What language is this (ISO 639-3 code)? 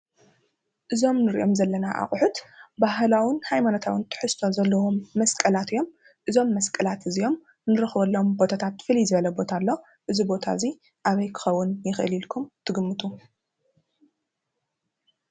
tir